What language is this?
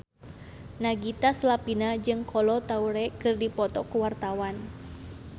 Sundanese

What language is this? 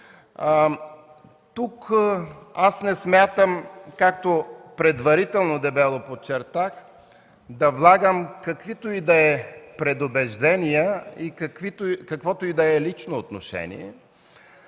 Bulgarian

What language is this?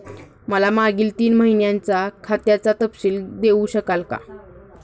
Marathi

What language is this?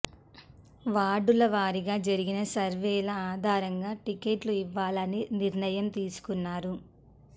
Telugu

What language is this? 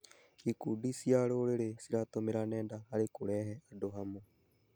Kikuyu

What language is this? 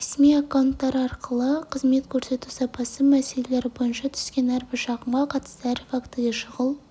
Kazakh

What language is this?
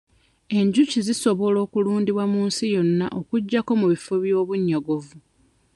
Ganda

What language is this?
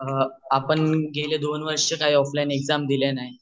Marathi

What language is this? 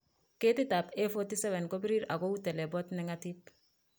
Kalenjin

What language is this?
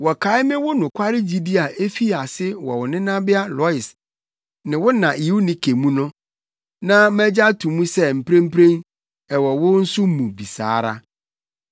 Akan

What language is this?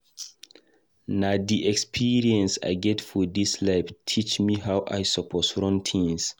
Nigerian Pidgin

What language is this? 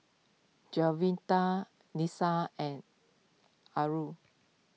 English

